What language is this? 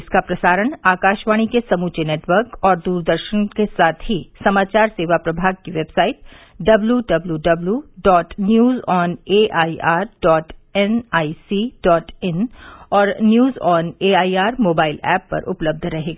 Hindi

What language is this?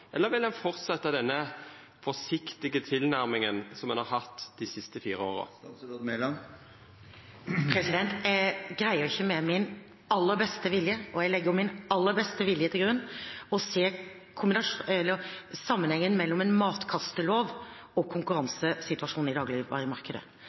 Norwegian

